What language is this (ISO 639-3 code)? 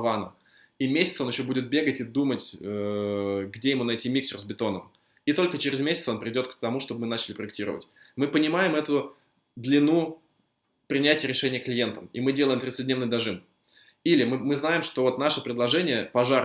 rus